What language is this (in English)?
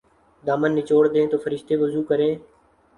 Urdu